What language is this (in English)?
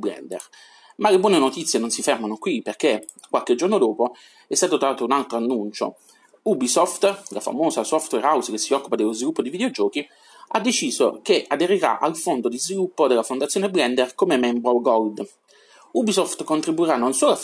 Italian